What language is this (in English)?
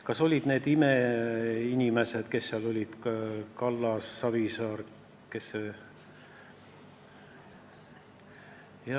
Estonian